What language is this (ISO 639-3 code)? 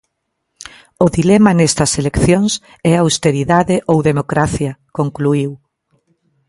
glg